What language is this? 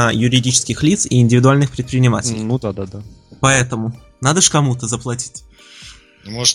Russian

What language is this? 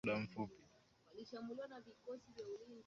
Swahili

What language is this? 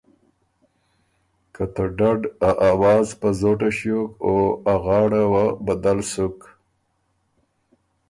Ormuri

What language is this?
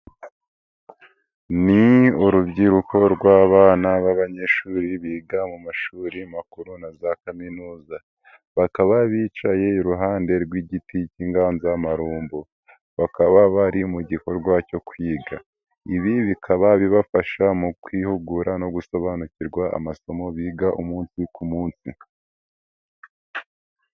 Kinyarwanda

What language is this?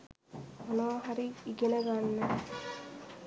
Sinhala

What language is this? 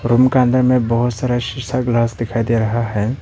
Hindi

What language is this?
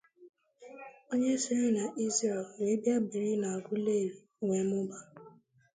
Igbo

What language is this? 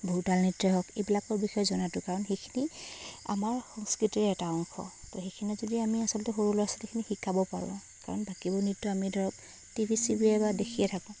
Assamese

